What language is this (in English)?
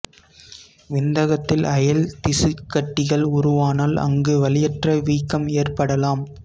Tamil